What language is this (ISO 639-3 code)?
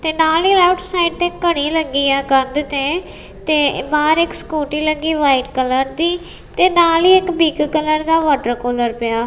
pan